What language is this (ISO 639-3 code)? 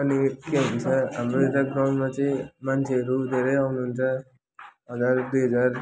nep